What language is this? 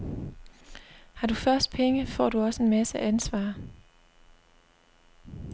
Danish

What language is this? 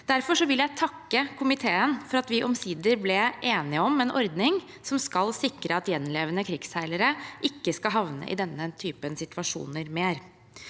Norwegian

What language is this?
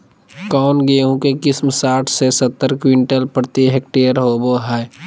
Magahi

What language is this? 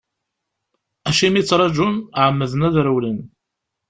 Kabyle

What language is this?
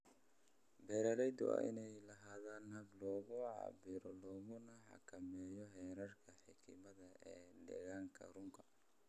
Somali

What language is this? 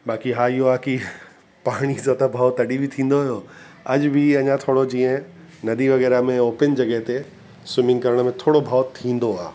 Sindhi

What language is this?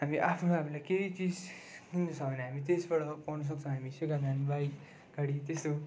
Nepali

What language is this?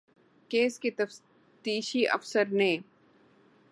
Urdu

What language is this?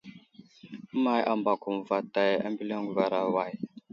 Wuzlam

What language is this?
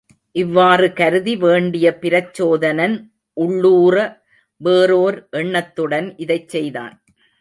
Tamil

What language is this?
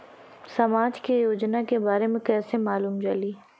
Bhojpuri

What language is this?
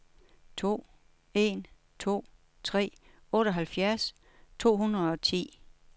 Danish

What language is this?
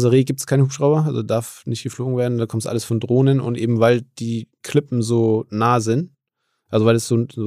German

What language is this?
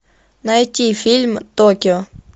Russian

